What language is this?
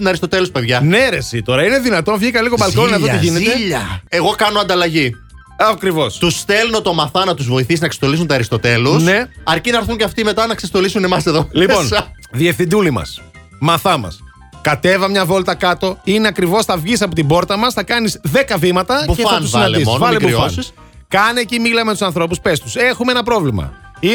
Greek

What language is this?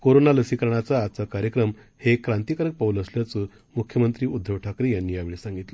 Marathi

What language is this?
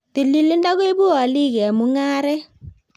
Kalenjin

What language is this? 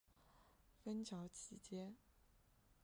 Chinese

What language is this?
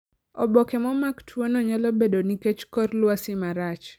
Luo (Kenya and Tanzania)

